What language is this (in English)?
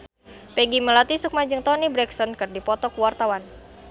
Sundanese